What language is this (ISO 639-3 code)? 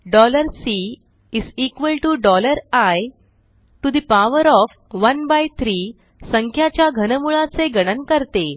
mar